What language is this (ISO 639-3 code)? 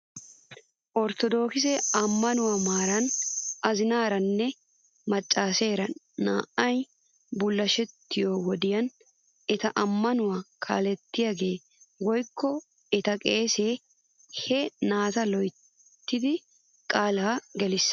wal